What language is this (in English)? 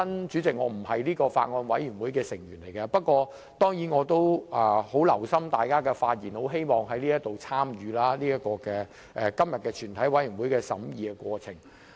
Cantonese